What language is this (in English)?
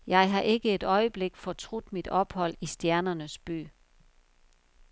Danish